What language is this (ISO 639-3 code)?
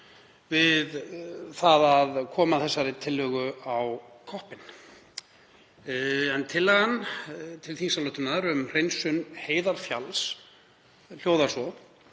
isl